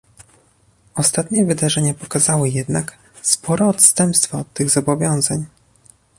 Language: Polish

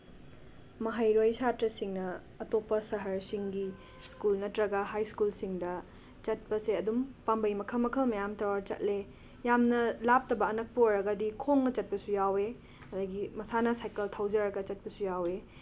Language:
Manipuri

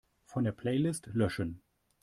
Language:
German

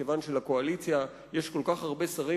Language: Hebrew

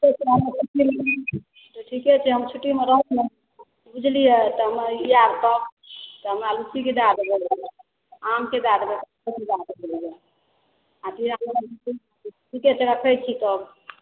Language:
Maithili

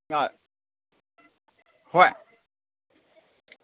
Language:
Manipuri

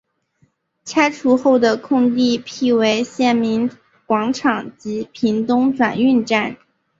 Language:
Chinese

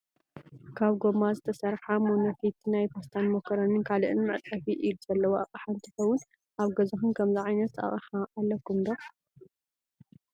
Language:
Tigrinya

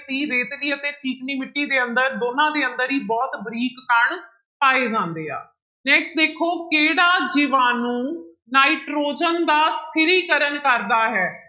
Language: Punjabi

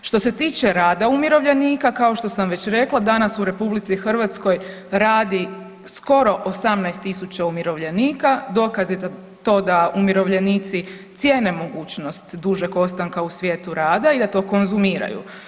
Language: Croatian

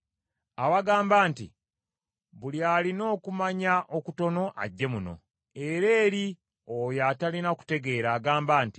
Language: Ganda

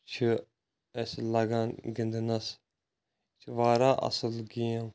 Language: Kashmiri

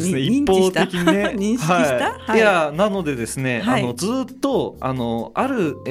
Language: Japanese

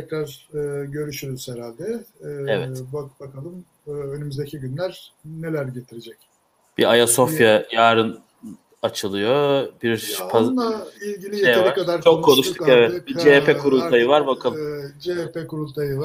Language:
Turkish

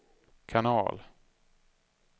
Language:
Swedish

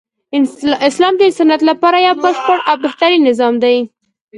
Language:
Pashto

